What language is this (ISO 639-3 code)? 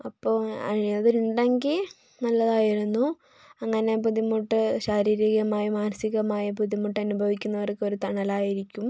mal